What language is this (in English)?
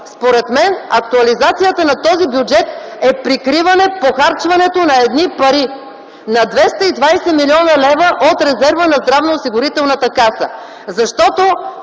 Bulgarian